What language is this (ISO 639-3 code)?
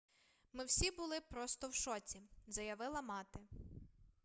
ukr